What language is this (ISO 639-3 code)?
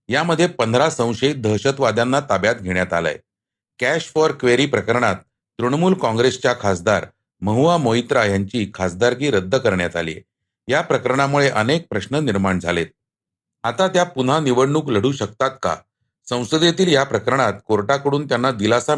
mar